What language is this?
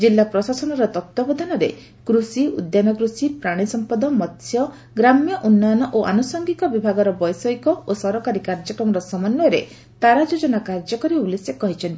Odia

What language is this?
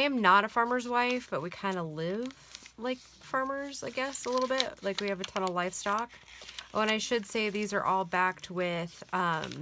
English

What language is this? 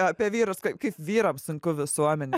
Lithuanian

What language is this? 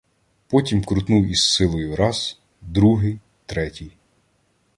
Ukrainian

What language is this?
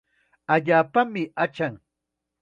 Chiquián Ancash Quechua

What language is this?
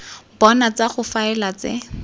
Tswana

